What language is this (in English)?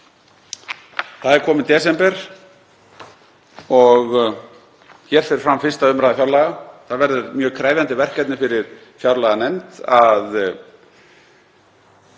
Icelandic